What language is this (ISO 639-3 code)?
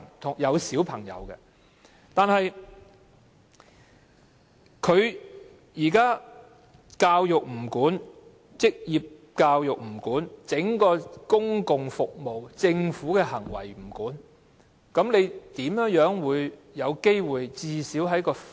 yue